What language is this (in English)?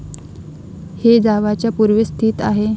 Marathi